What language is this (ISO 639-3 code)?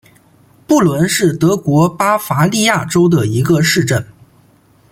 zho